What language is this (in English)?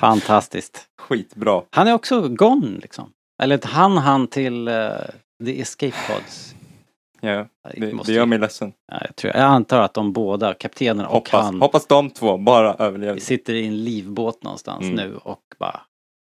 Swedish